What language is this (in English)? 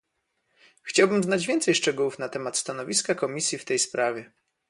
Polish